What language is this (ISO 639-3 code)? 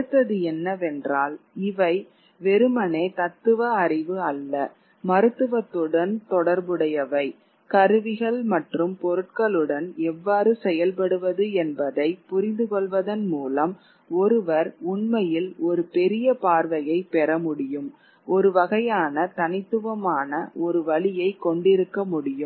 tam